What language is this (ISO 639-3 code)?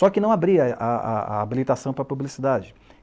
por